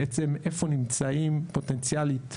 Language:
Hebrew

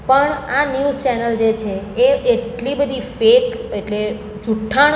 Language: Gujarati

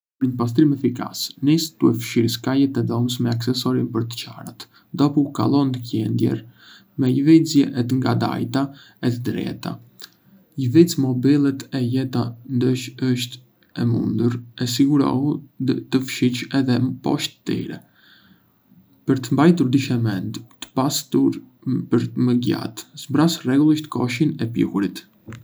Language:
Arbëreshë Albanian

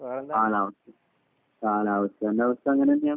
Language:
Malayalam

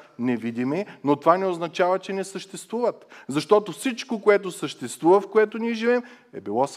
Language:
Bulgarian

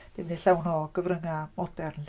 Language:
Welsh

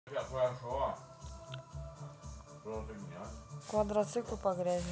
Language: Russian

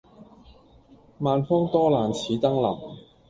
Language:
Cantonese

